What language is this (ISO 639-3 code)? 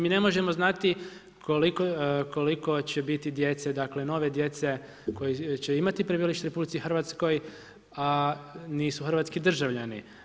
hrv